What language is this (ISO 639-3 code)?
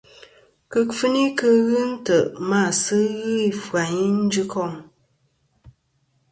bkm